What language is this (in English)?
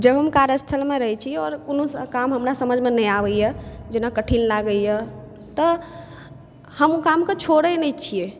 Maithili